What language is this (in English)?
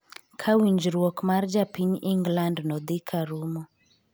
Luo (Kenya and Tanzania)